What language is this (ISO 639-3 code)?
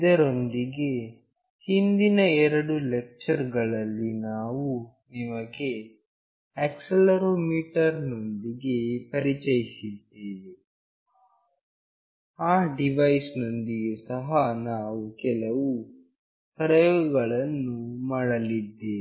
kan